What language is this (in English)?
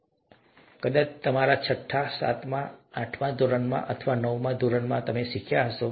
Gujarati